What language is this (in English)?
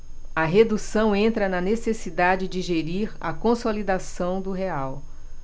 Portuguese